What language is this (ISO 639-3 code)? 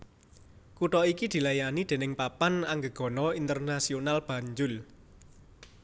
jav